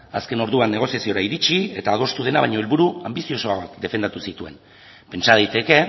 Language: Basque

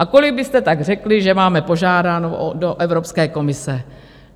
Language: Czech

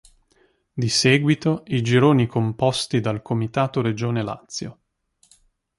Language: Italian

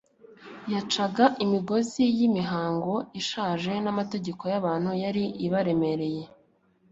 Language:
Kinyarwanda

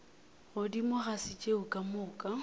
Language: Northern Sotho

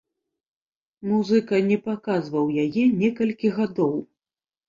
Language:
Belarusian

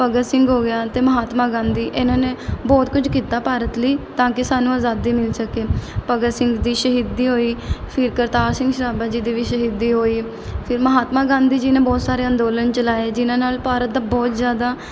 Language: Punjabi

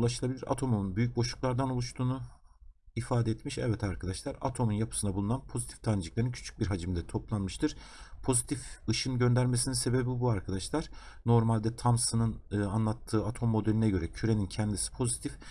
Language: Turkish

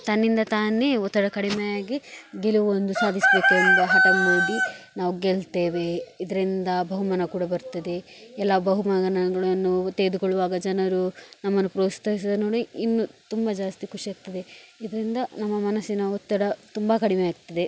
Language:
Kannada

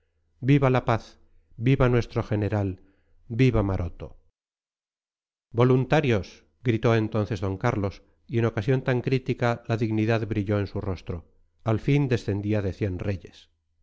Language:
Spanish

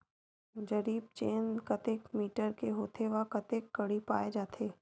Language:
Chhattisgarhi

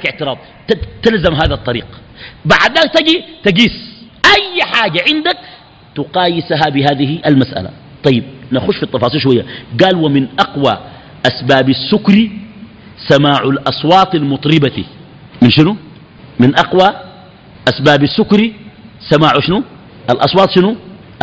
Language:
Arabic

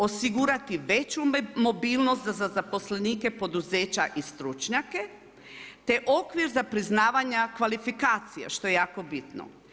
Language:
Croatian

